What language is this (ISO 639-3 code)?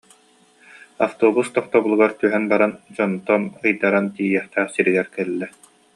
sah